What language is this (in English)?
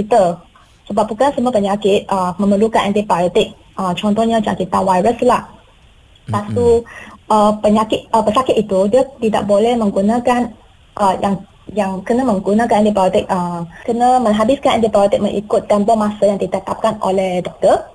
Malay